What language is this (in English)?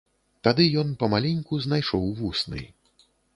Belarusian